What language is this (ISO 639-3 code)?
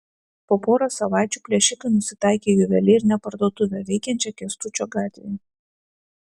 lit